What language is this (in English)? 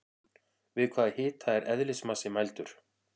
Icelandic